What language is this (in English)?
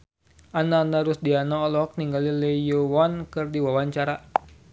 Sundanese